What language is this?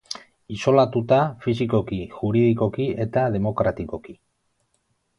Basque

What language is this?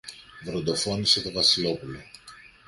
Greek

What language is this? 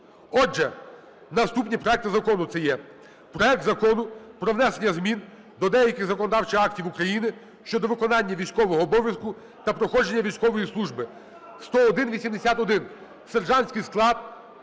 Ukrainian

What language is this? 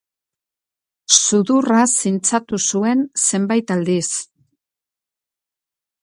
Basque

